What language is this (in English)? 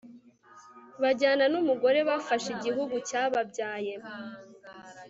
Kinyarwanda